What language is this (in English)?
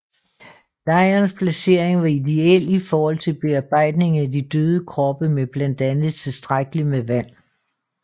Danish